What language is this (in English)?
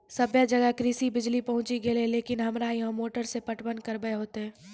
Maithili